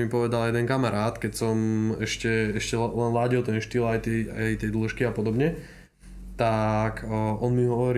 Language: Slovak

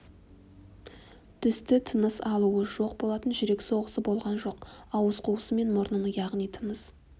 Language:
Kazakh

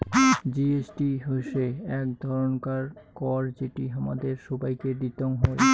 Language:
Bangla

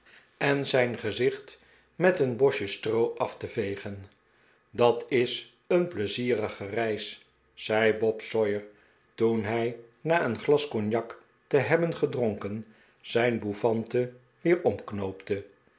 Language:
Dutch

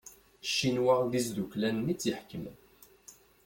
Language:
Kabyle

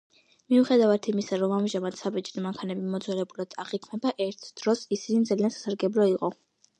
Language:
Georgian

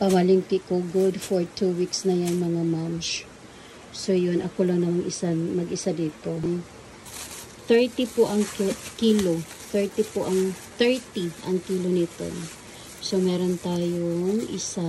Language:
Filipino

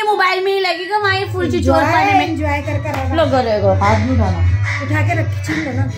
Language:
Hindi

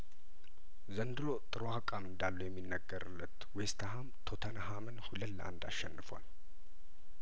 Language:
Amharic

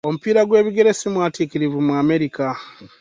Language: Ganda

